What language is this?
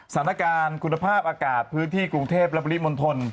Thai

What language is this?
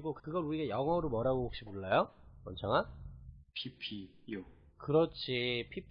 Korean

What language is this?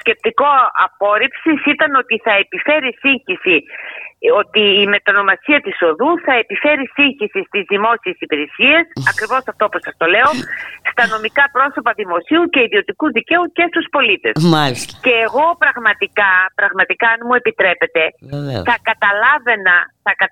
Greek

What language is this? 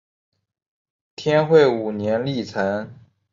Chinese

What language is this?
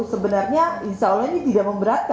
Indonesian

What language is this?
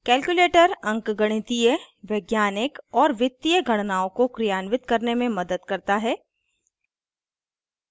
Hindi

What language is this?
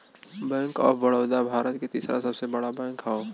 Bhojpuri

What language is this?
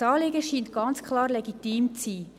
Swiss German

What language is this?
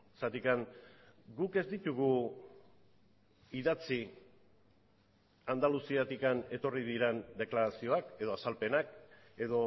Basque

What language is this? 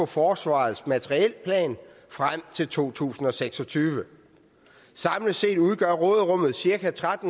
Danish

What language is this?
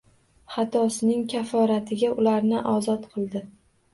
Uzbek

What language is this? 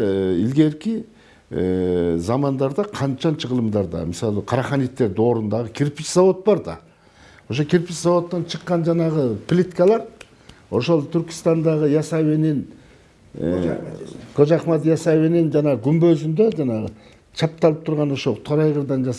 Turkish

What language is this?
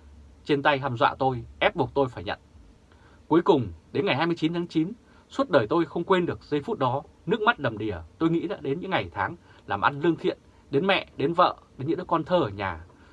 Vietnamese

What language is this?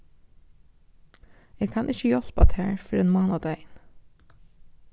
Faroese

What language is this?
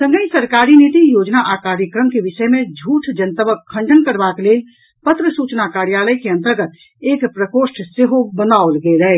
Maithili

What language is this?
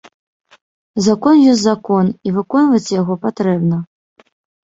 Belarusian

